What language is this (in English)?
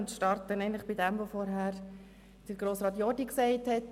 Swiss German